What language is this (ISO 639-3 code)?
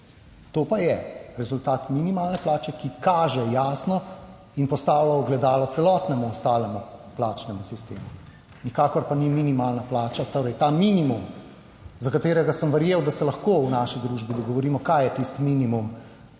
slv